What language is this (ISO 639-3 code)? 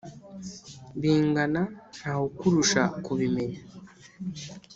kin